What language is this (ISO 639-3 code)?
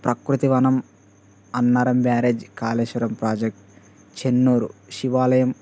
tel